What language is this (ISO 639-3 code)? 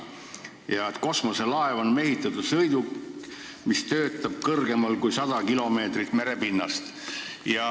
est